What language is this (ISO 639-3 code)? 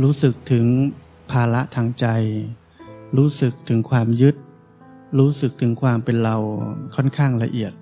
tha